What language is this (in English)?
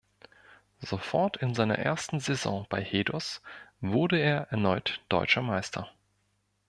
German